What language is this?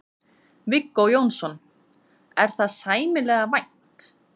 Icelandic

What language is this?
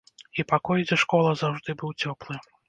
Belarusian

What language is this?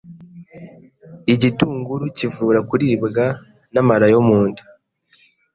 Kinyarwanda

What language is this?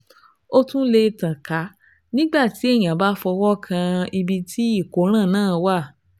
Yoruba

